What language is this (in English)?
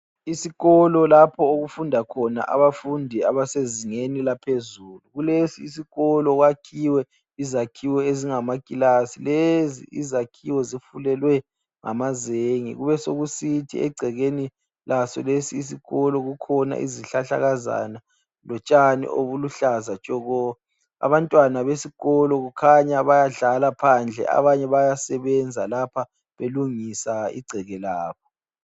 North Ndebele